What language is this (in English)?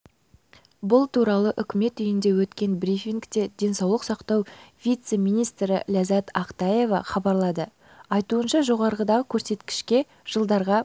Kazakh